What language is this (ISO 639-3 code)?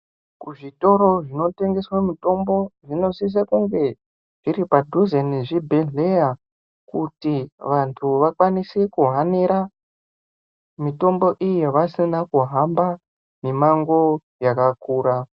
ndc